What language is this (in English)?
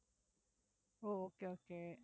Tamil